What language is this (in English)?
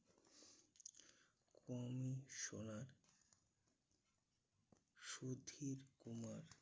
Bangla